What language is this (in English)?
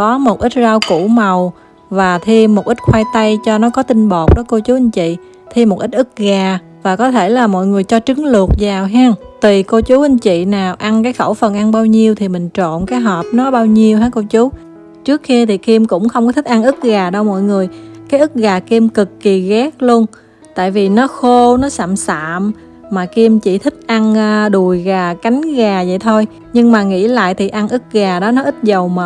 Vietnamese